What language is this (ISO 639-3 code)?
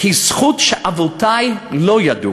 heb